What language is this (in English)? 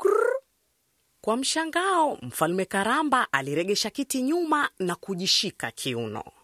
Swahili